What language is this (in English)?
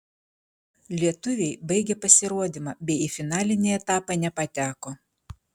Lithuanian